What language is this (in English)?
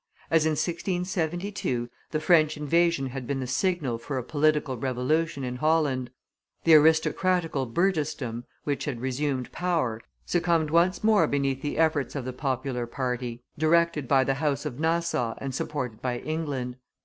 English